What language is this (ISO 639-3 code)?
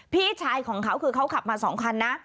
tha